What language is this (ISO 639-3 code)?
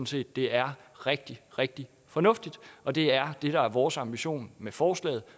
dan